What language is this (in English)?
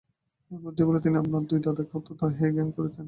Bangla